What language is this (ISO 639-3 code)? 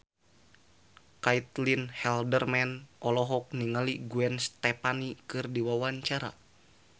sun